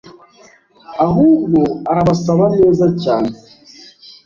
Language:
Kinyarwanda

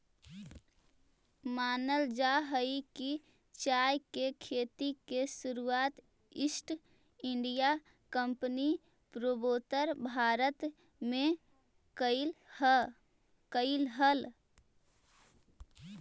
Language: Magahi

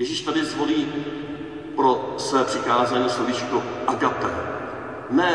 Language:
Czech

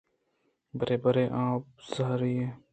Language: Eastern Balochi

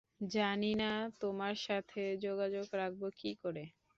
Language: Bangla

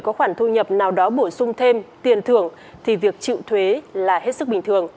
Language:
Vietnamese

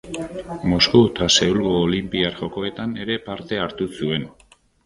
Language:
Basque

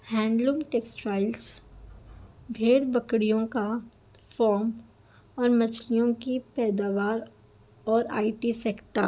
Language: Urdu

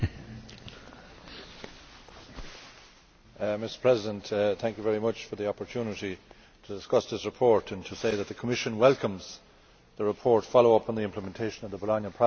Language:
English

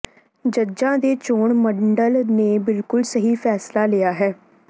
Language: Punjabi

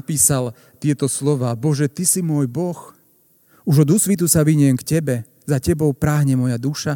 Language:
Slovak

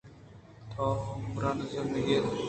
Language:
Eastern Balochi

